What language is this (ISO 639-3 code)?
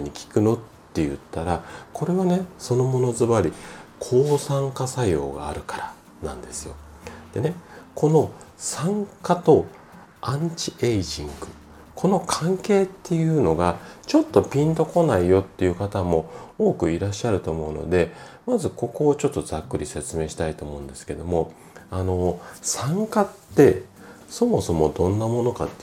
jpn